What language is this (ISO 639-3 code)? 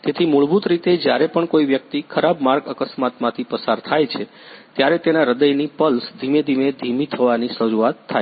guj